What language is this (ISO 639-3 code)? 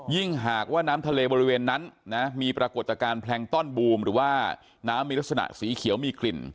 tha